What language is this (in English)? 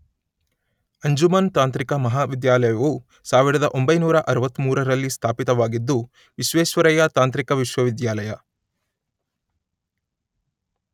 Kannada